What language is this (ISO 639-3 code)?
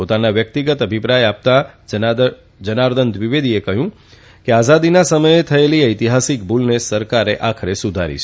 guj